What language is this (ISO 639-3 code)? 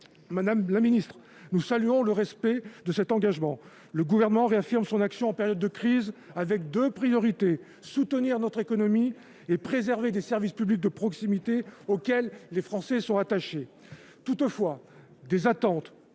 fra